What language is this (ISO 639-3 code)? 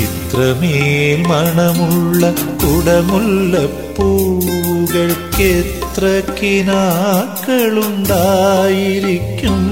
mal